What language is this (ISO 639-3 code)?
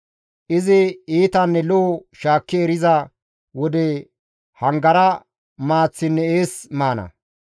gmv